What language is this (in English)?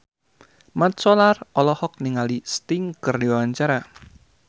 Sundanese